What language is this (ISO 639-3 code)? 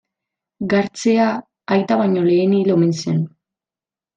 eus